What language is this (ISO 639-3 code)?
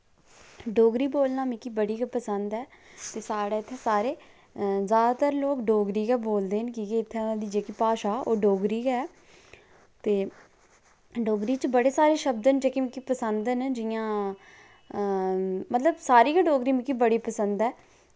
doi